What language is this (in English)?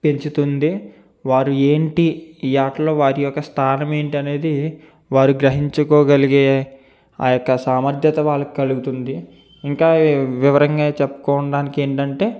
Telugu